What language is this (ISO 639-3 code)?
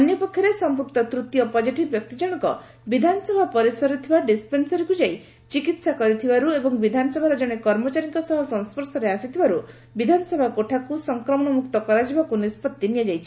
ori